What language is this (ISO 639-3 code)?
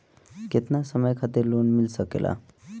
bho